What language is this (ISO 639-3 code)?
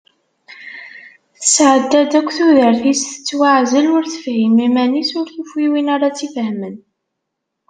kab